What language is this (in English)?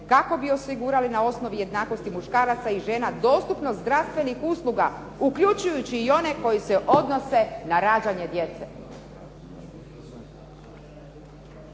Croatian